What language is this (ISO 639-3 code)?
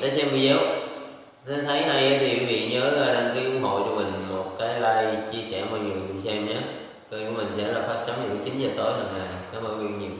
vie